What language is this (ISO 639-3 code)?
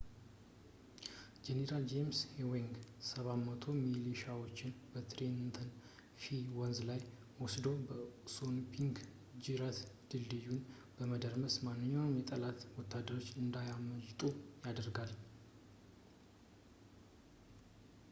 amh